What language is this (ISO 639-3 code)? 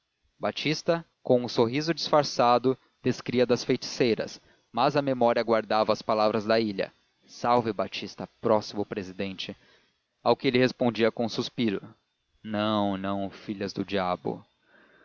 por